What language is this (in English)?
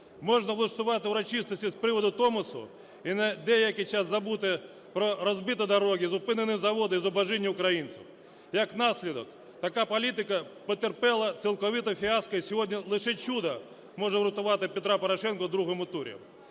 Ukrainian